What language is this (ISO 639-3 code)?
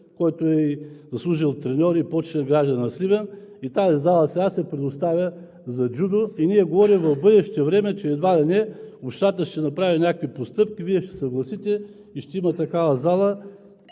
bul